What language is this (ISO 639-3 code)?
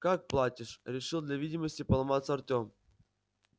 rus